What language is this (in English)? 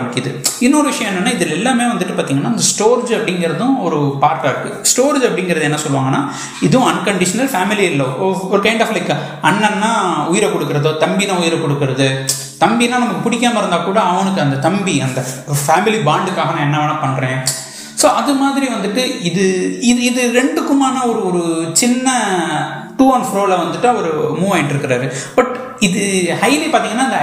Tamil